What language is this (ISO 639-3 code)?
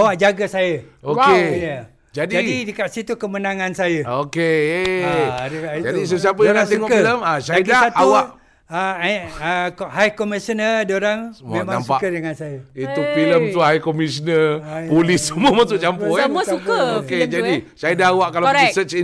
msa